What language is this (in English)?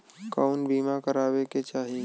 Bhojpuri